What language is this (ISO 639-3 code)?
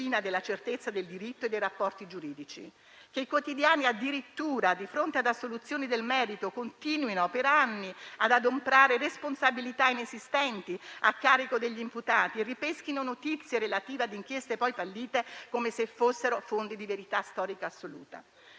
ita